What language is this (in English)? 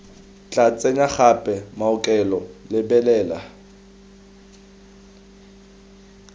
Tswana